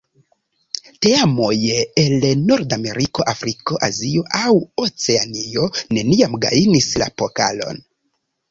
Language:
Esperanto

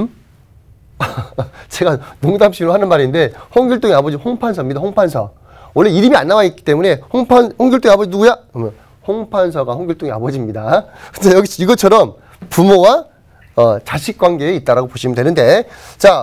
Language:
Korean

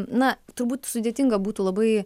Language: Lithuanian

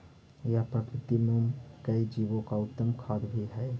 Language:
Magahi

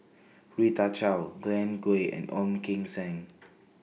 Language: English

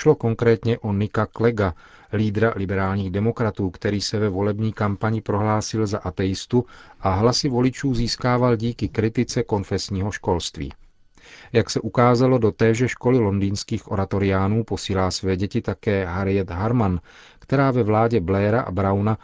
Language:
Czech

